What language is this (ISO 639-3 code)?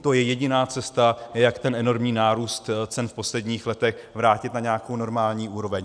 ces